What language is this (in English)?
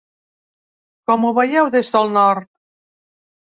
Catalan